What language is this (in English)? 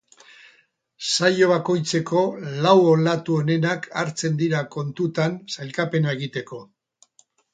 Basque